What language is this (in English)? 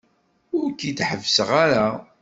Kabyle